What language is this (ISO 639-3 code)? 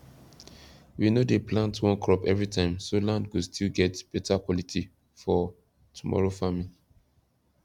pcm